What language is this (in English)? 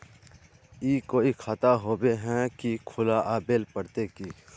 Magahi